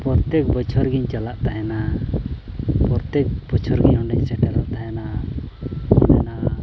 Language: Santali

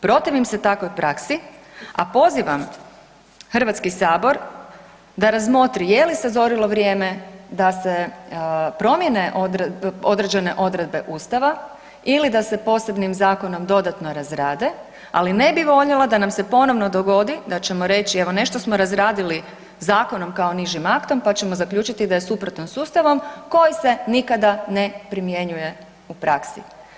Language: Croatian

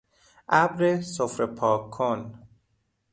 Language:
Persian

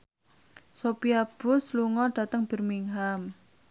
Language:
Javanese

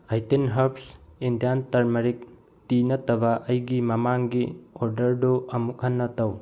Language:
Manipuri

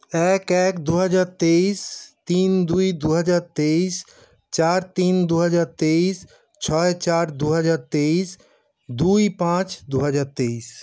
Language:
Bangla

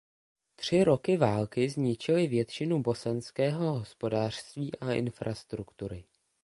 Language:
Czech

